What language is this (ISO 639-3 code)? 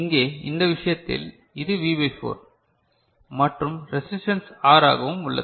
tam